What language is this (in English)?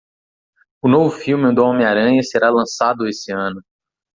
Portuguese